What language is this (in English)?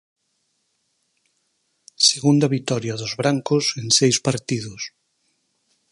Galician